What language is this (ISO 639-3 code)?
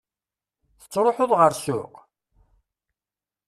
kab